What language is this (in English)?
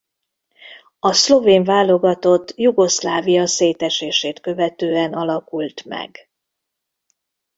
Hungarian